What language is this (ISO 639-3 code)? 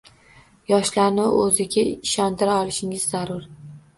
uzb